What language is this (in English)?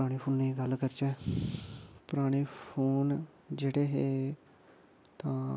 Dogri